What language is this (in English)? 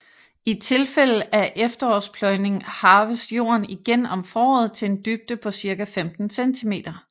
Danish